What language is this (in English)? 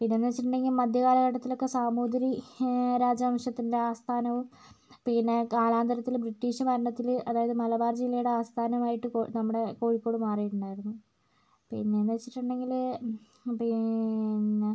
Malayalam